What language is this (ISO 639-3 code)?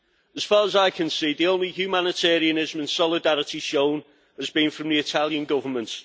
eng